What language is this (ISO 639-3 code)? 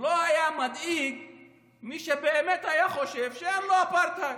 heb